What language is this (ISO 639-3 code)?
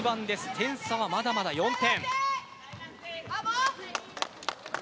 jpn